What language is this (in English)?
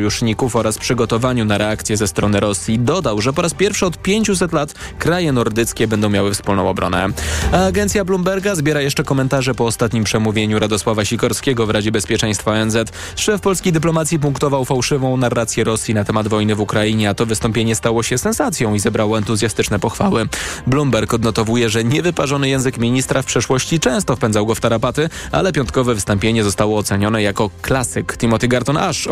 Polish